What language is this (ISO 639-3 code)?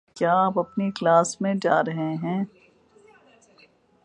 urd